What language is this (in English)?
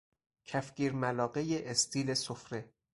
Persian